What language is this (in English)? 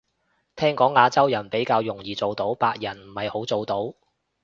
Cantonese